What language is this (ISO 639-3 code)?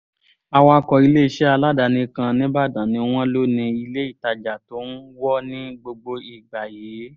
yor